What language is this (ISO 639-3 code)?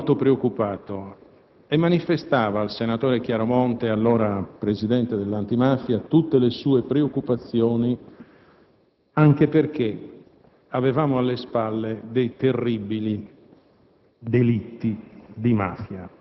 ita